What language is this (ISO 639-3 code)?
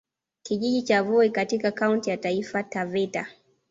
swa